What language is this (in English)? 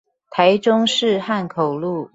Chinese